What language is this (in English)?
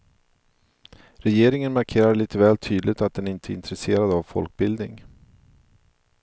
Swedish